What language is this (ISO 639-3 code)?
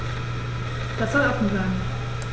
deu